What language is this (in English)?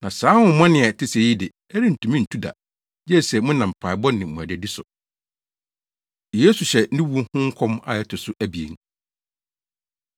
Akan